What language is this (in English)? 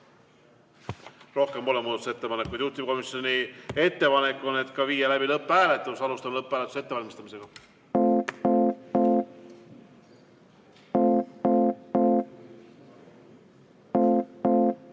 Estonian